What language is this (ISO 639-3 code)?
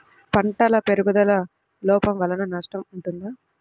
tel